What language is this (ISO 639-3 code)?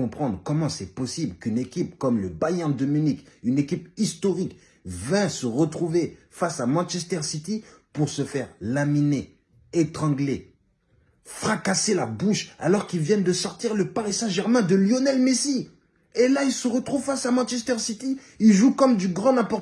fra